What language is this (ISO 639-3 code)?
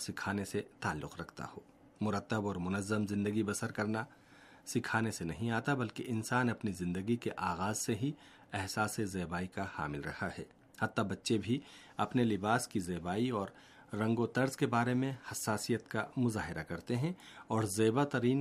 urd